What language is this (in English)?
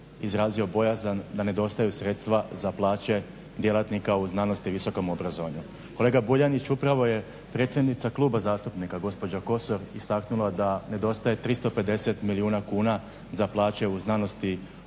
Croatian